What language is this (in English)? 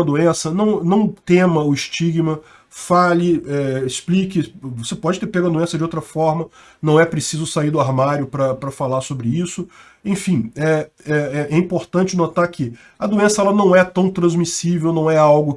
Portuguese